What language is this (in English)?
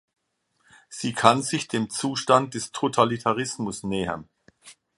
German